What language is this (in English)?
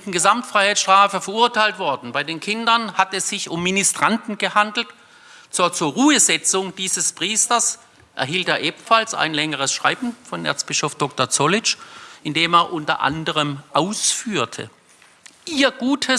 German